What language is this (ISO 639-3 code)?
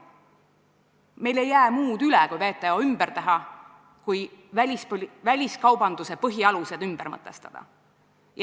est